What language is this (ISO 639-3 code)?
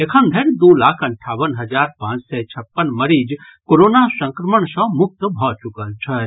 mai